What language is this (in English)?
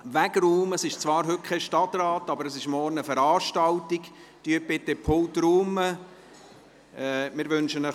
Swiss German